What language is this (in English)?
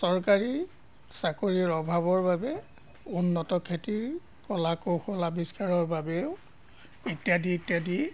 Assamese